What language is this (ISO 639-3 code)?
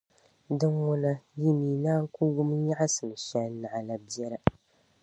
dag